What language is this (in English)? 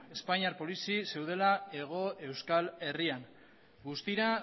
Basque